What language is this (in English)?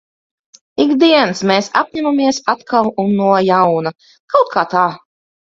Latvian